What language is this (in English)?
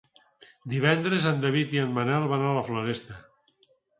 Catalan